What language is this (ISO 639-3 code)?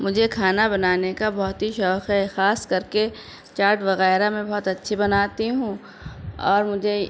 urd